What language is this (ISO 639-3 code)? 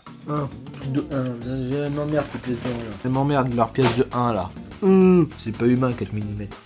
fra